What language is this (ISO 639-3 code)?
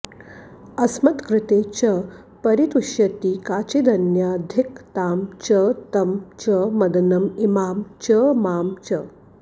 san